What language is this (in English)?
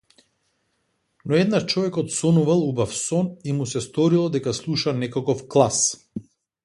Macedonian